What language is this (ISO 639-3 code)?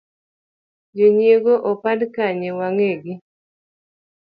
luo